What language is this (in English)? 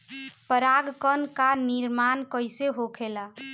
Bhojpuri